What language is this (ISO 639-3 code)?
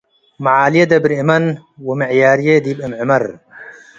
tig